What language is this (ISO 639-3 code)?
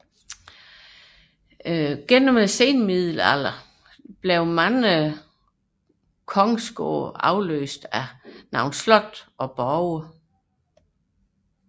dan